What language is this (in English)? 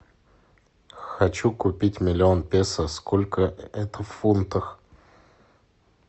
Russian